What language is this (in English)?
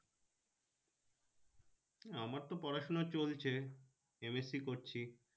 Bangla